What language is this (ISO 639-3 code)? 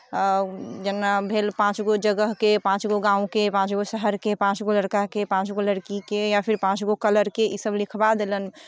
mai